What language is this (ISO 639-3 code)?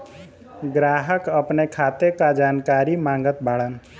bho